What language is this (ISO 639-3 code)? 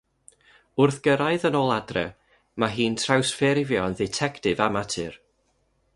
cym